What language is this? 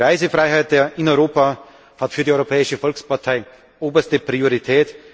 German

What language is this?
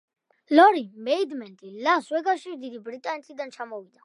Georgian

